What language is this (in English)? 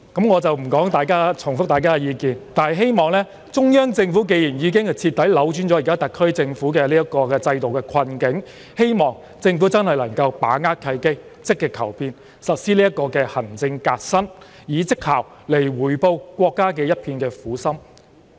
Cantonese